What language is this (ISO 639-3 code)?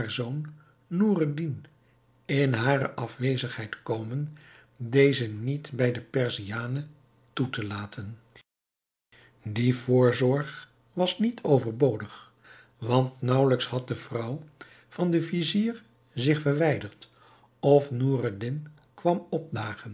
nld